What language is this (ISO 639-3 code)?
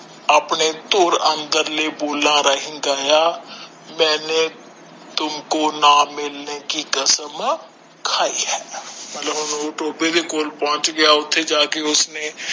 pan